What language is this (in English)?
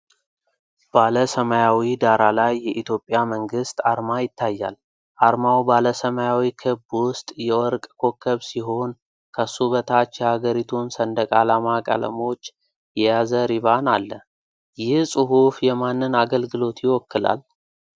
Amharic